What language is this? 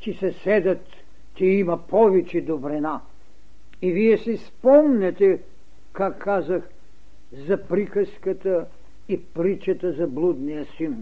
Bulgarian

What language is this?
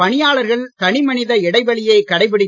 Tamil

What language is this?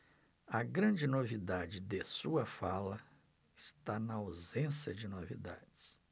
Portuguese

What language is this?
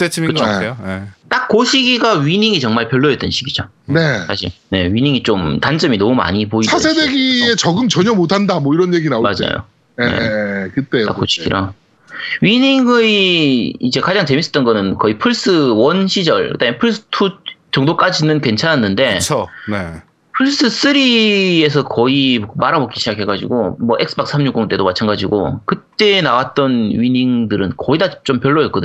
Korean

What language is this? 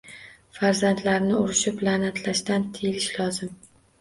Uzbek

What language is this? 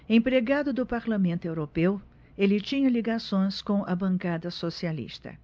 Portuguese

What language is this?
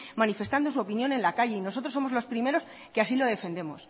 Spanish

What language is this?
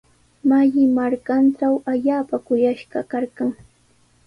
Sihuas Ancash Quechua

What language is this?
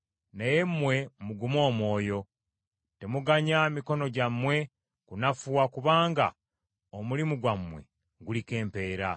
Ganda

